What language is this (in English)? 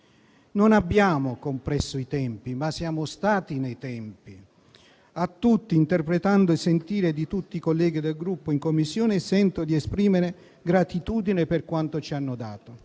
Italian